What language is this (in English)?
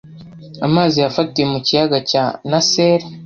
Kinyarwanda